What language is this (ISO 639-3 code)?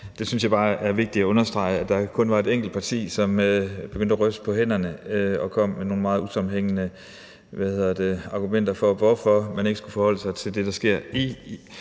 dan